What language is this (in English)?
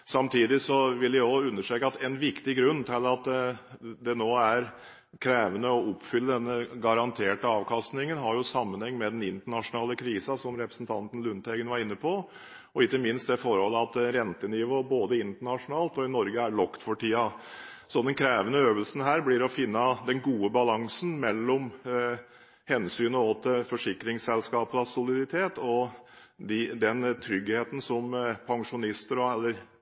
Norwegian Bokmål